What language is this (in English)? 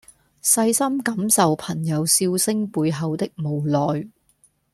Cantonese